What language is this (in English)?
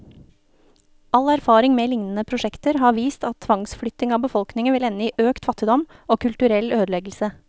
Norwegian